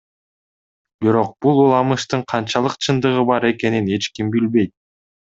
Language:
Kyrgyz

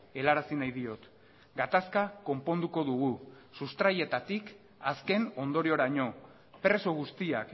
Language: Basque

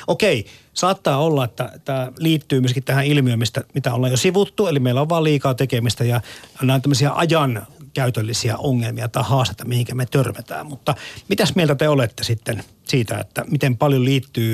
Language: Finnish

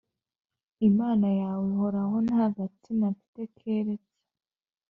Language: Kinyarwanda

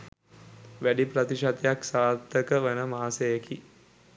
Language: Sinhala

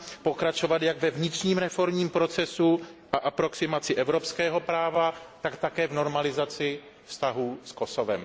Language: Czech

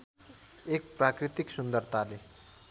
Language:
Nepali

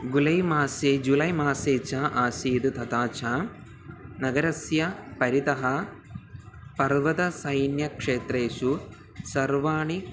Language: Sanskrit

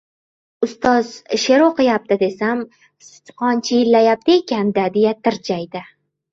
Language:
Uzbek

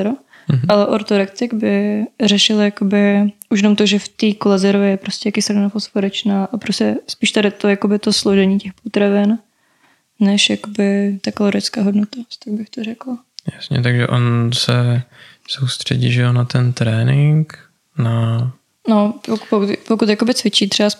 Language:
Czech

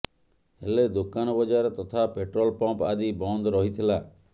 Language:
Odia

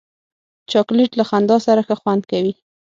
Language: Pashto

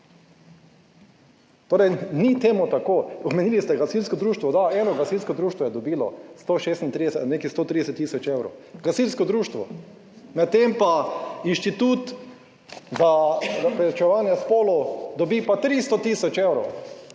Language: Slovenian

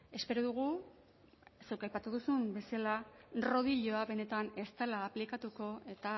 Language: Basque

